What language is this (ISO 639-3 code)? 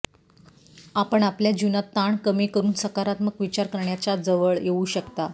mar